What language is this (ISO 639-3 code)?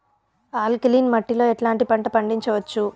tel